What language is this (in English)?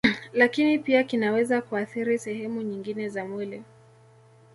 Swahili